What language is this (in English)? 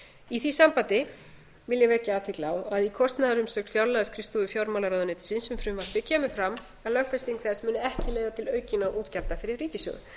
Icelandic